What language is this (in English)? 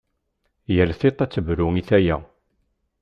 Kabyle